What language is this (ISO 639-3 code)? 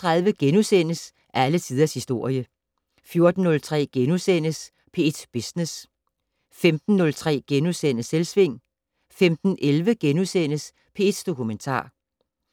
dan